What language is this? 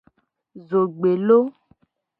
Gen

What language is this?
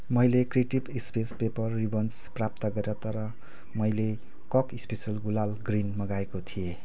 Nepali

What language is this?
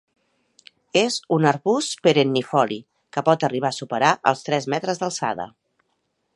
Catalan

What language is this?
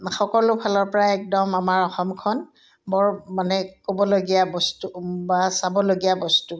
Assamese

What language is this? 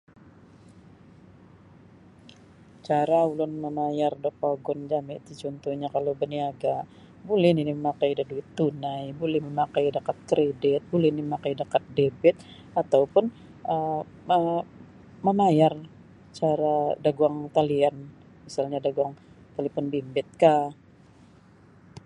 Sabah Bisaya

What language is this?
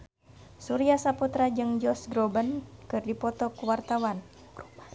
Sundanese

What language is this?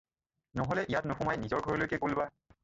Assamese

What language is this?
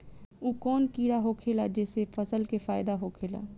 Bhojpuri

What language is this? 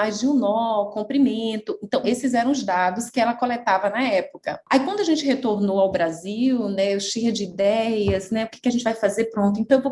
Portuguese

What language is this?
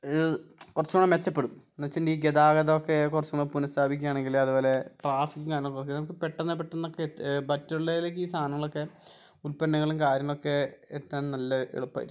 Malayalam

